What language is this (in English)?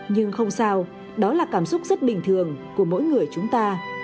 Vietnamese